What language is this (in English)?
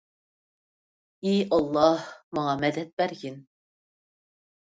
Uyghur